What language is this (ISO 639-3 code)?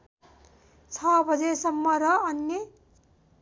nep